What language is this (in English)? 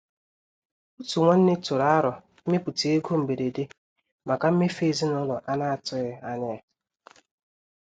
Igbo